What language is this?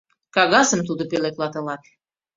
Mari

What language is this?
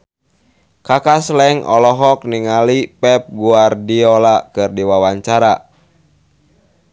Sundanese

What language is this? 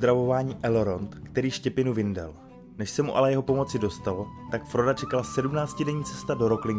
Czech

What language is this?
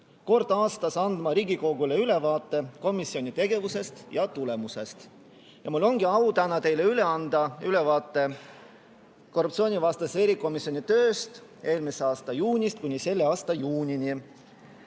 Estonian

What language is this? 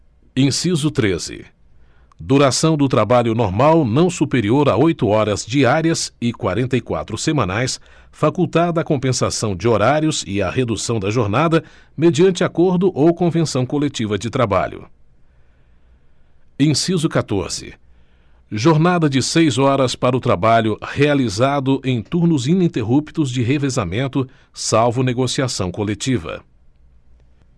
Portuguese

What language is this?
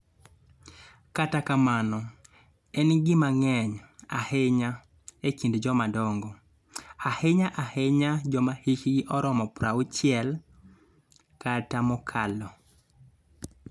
Luo (Kenya and Tanzania)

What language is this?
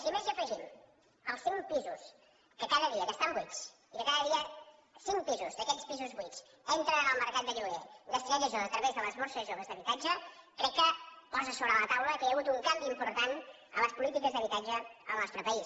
Catalan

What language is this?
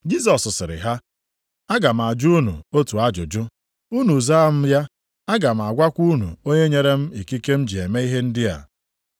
Igbo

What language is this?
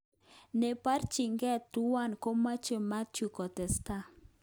Kalenjin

